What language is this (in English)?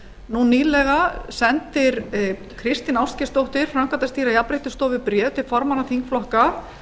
Icelandic